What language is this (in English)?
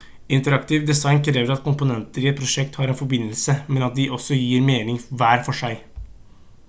Norwegian Bokmål